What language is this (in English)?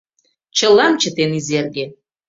Mari